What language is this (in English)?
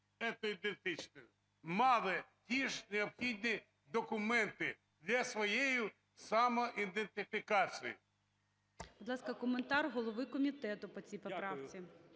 Ukrainian